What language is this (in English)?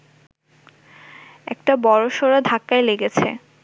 Bangla